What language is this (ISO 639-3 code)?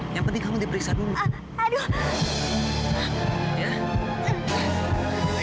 ind